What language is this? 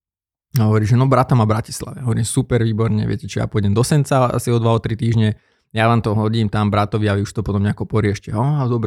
Slovak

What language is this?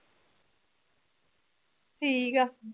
Punjabi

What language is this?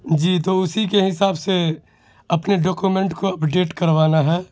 Urdu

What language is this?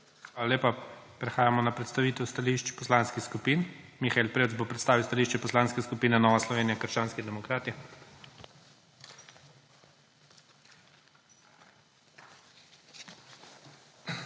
Slovenian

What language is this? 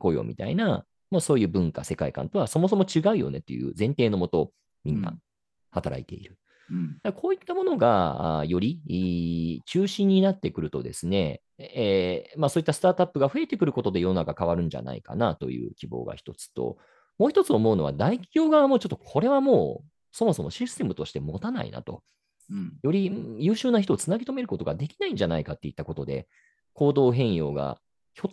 Japanese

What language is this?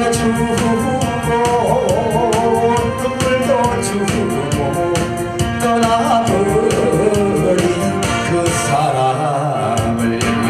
Korean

